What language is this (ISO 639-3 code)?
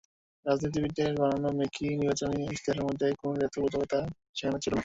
ben